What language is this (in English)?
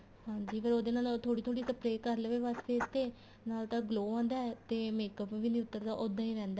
Punjabi